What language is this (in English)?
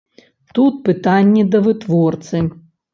Belarusian